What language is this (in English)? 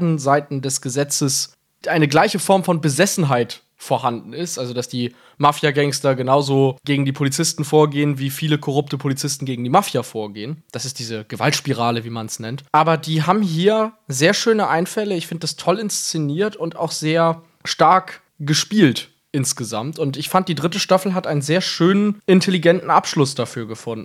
German